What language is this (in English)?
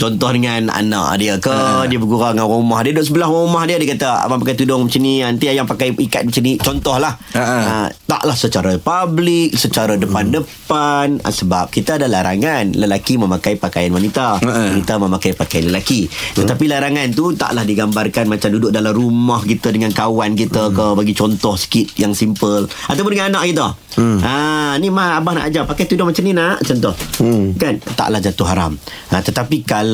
Malay